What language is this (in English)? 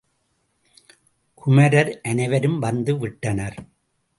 Tamil